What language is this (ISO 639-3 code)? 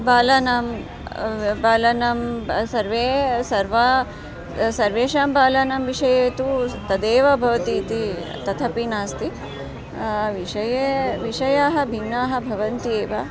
san